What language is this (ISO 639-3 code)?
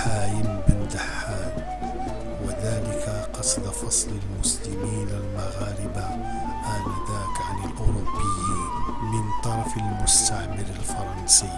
ara